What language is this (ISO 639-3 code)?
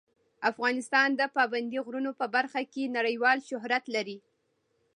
pus